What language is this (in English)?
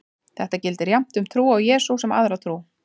Icelandic